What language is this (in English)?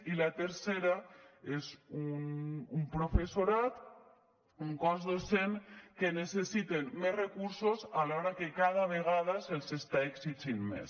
Catalan